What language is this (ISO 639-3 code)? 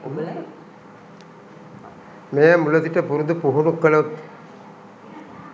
sin